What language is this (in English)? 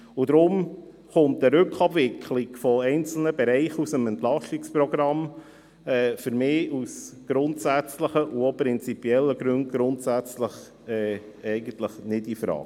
Swiss German